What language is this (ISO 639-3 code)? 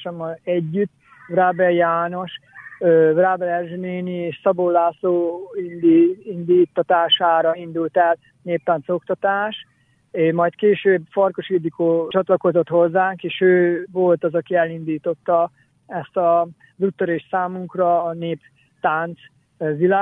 hun